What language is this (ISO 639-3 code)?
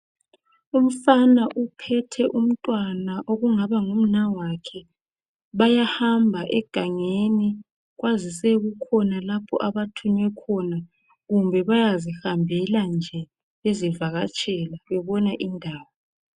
nde